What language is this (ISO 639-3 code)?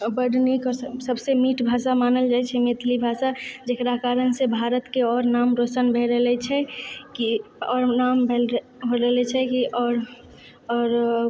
mai